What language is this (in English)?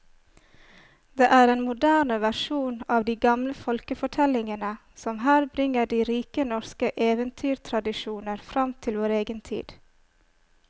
Norwegian